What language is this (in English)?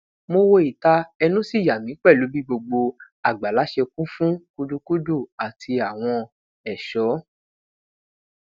Yoruba